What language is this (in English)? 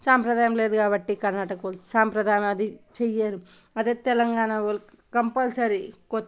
Telugu